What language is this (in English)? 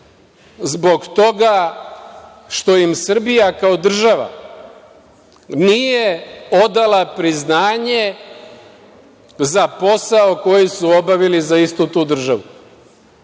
Serbian